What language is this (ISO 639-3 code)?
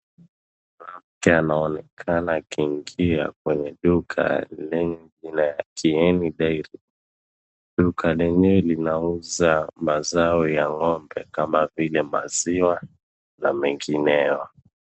swa